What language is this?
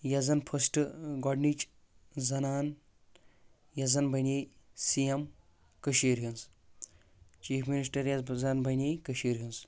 Kashmiri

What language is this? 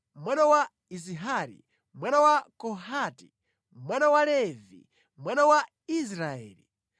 Nyanja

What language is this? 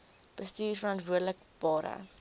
Afrikaans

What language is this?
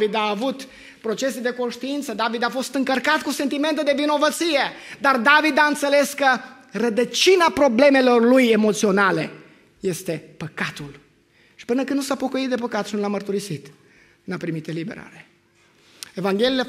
Romanian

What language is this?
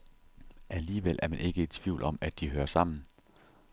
Danish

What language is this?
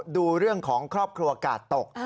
Thai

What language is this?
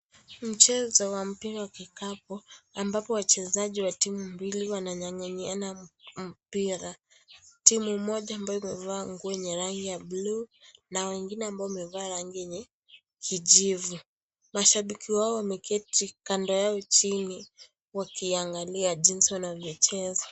Swahili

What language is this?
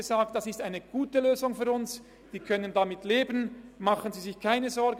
Swiss German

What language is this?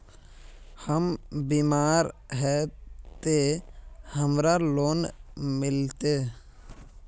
Magahi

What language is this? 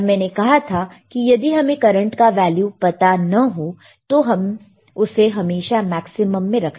Hindi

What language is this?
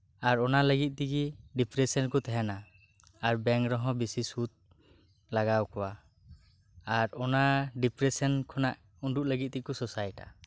Santali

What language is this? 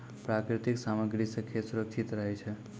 Maithili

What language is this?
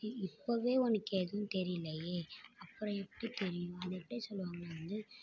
Tamil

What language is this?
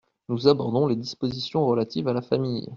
French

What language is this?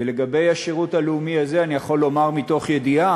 Hebrew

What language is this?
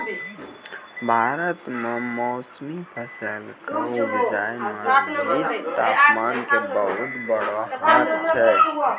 Maithili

